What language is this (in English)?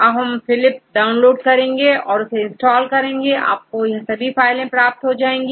Hindi